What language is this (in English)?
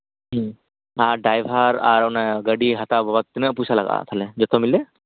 Santali